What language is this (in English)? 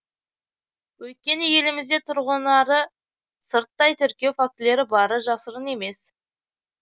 Kazakh